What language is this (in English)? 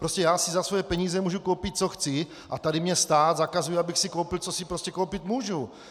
Czech